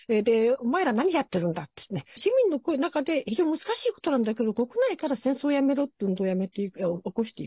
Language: Japanese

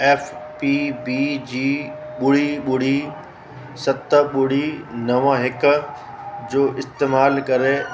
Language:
Sindhi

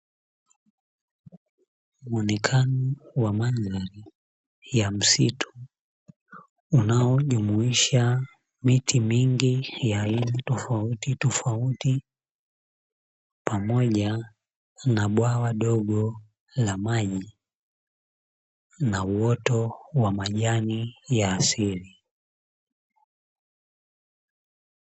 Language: Swahili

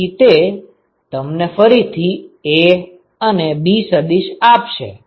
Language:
Gujarati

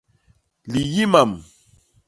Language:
Basaa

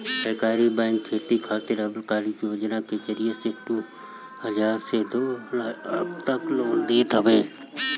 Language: Bhojpuri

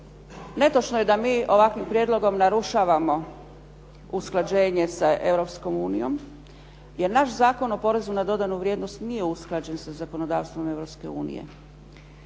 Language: Croatian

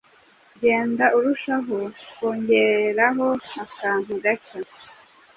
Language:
Kinyarwanda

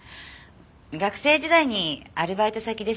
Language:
Japanese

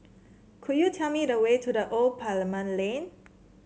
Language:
English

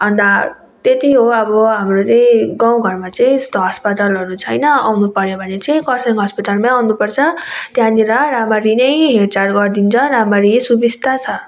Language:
Nepali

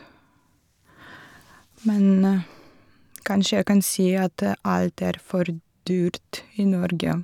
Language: Norwegian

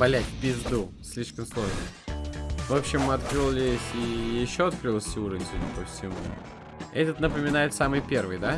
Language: Russian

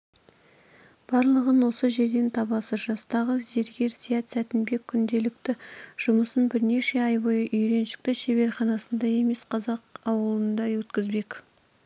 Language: Kazakh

